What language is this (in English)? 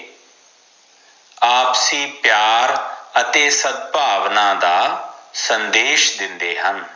Punjabi